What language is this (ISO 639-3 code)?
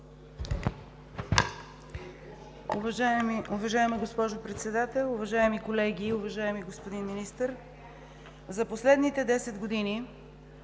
bul